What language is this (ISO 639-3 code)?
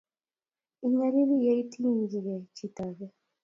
kln